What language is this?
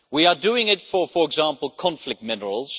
English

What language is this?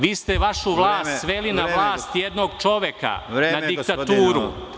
Serbian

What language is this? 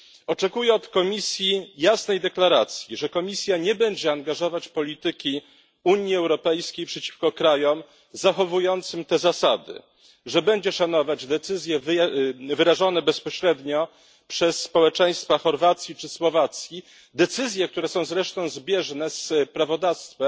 Polish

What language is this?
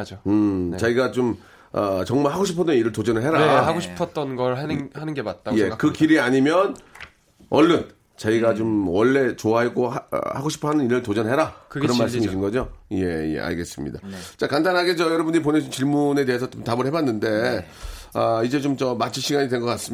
Korean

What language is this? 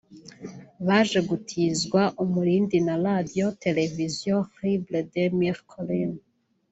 Kinyarwanda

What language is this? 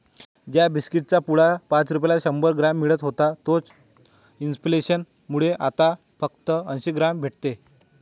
Marathi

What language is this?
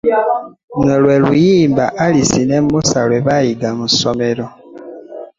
Ganda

